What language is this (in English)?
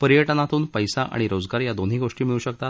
Marathi